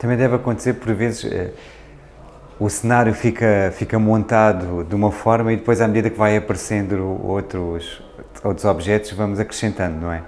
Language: Portuguese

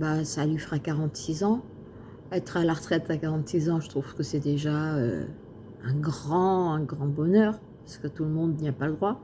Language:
French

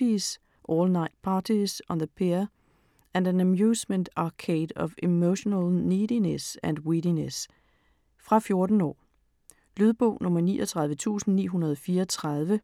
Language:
Danish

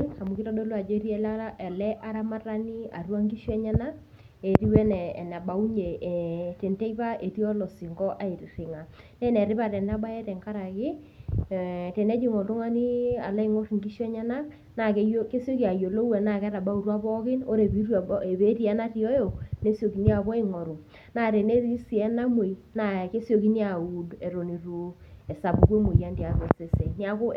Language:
Masai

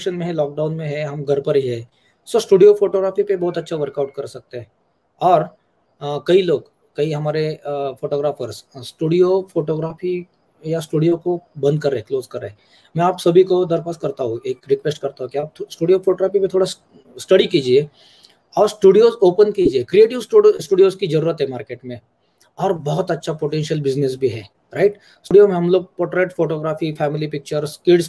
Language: Hindi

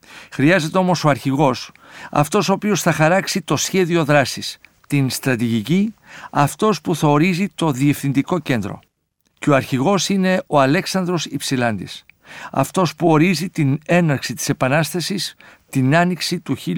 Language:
Greek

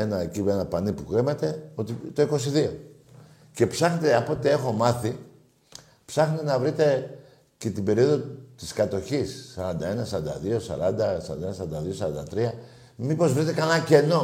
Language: Greek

